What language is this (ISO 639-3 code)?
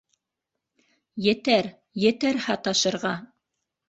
bak